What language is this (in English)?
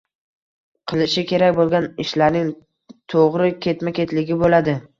Uzbek